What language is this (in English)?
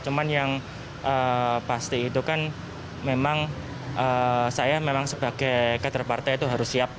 Indonesian